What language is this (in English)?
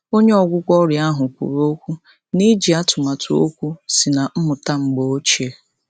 Igbo